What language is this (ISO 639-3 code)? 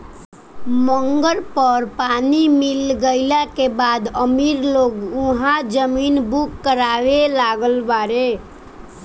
bho